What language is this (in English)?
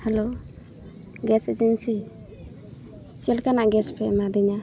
Santali